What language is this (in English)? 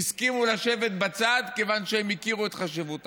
Hebrew